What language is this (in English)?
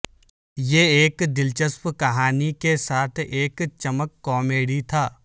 Urdu